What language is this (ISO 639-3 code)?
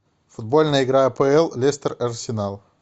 rus